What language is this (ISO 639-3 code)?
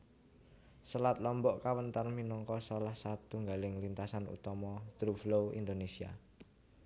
jav